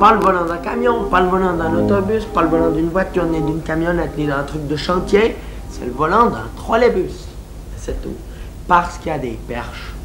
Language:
French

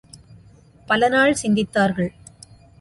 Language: Tamil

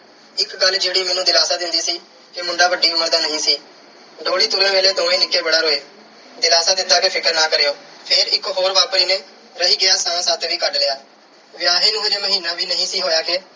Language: Punjabi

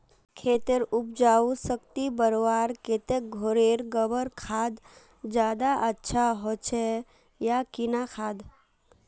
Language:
Magahi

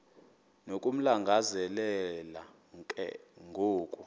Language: Xhosa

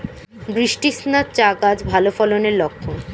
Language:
Bangla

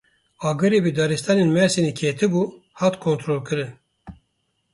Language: Kurdish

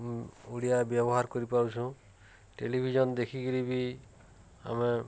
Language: Odia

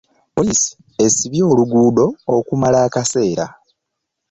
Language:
Ganda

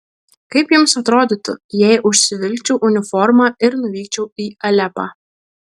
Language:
Lithuanian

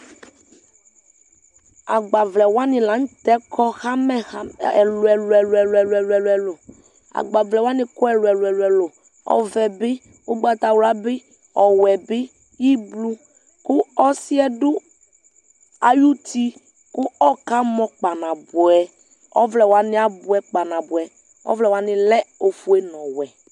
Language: Ikposo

